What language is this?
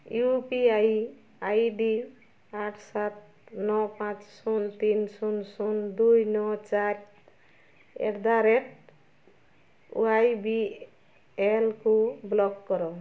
Odia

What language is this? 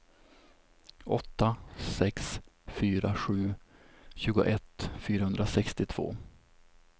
Swedish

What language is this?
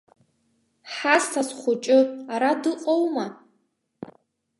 Abkhazian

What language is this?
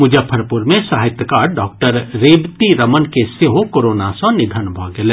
Maithili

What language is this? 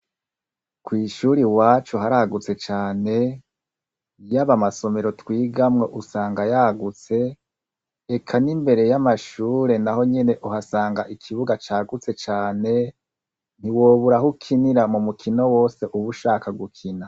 Rundi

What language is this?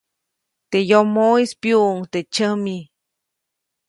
Copainalá Zoque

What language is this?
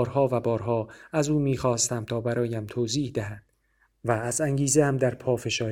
Persian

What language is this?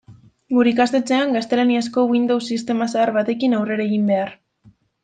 Basque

